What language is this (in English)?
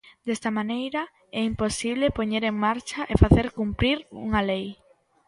Galician